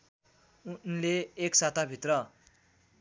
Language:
Nepali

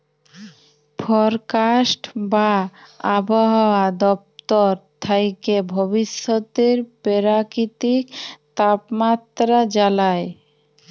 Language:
Bangla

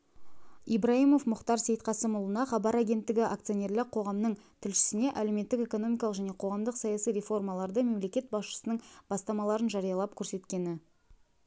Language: Kazakh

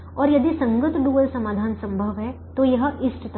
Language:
Hindi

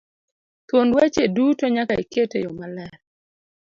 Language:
Luo (Kenya and Tanzania)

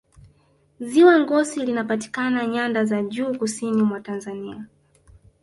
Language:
Swahili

